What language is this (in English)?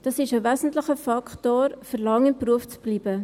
Swiss German